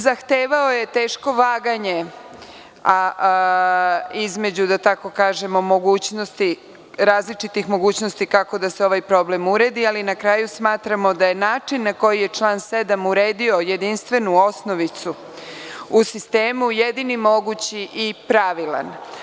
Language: Serbian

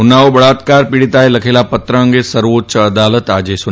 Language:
Gujarati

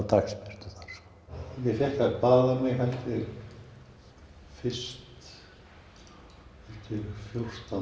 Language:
Icelandic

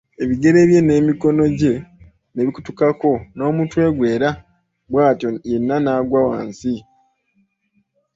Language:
Ganda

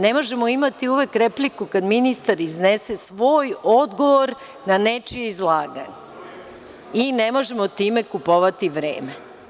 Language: Serbian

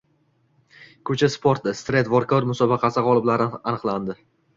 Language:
Uzbek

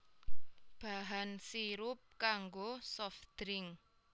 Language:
Javanese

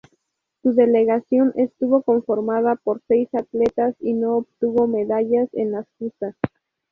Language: Spanish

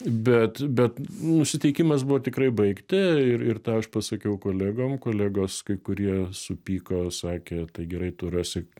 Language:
Lithuanian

